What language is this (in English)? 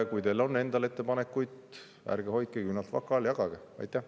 Estonian